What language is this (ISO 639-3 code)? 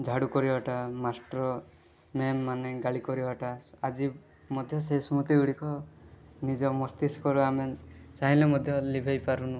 ori